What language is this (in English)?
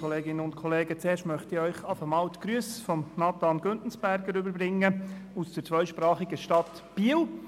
Swiss German